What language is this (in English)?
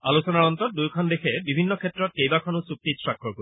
Assamese